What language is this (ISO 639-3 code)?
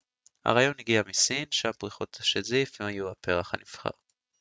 heb